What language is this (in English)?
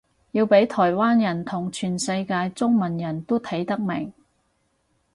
Cantonese